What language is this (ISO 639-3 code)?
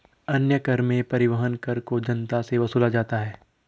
hin